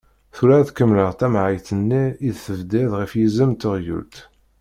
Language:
Kabyle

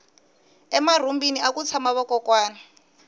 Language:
Tsonga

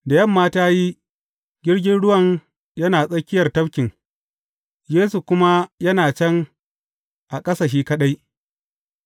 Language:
Hausa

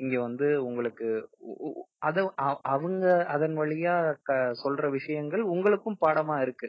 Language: Tamil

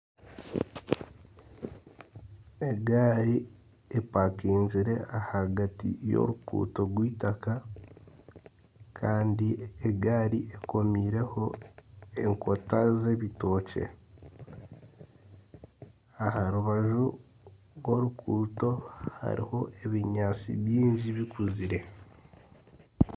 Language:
Nyankole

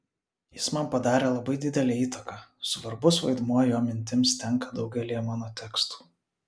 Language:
Lithuanian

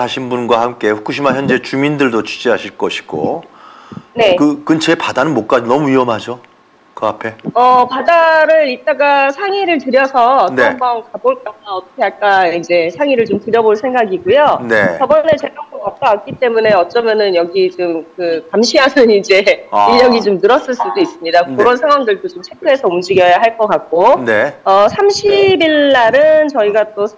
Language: Korean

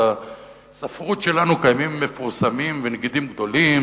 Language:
Hebrew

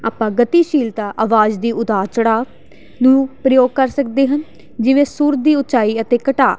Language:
Punjabi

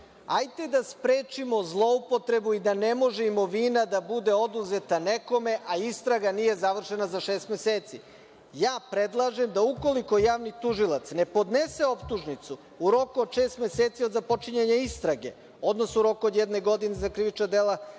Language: Serbian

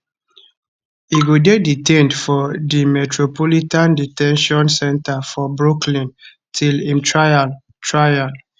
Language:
Nigerian Pidgin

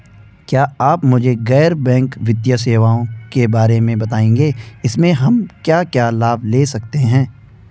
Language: Hindi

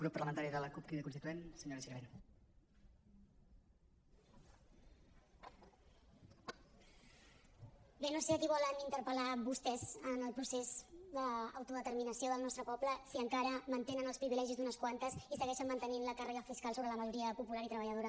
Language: Catalan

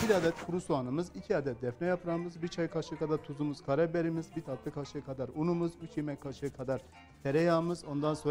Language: Turkish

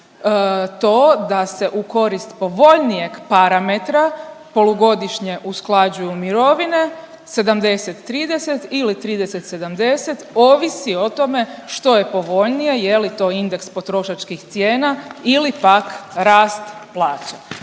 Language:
Croatian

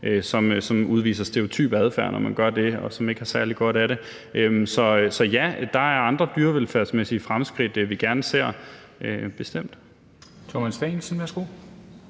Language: Danish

